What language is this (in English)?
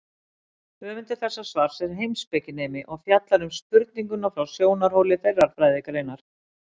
Icelandic